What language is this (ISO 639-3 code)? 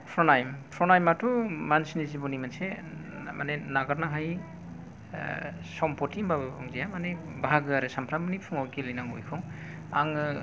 brx